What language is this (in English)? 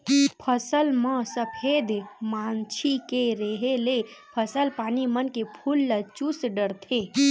Chhattisgarhi